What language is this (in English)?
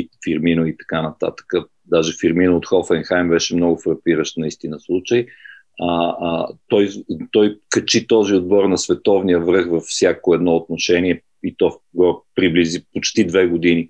Bulgarian